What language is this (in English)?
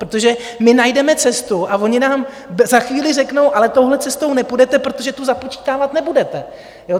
Czech